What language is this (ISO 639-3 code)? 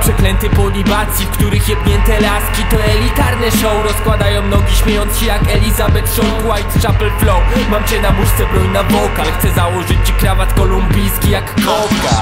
pol